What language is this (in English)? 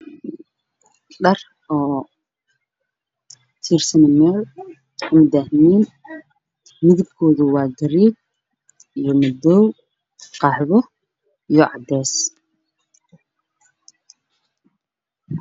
Somali